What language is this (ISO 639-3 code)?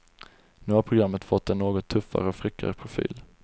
swe